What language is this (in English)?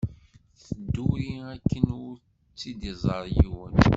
Kabyle